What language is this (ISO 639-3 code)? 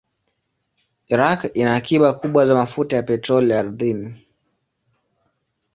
swa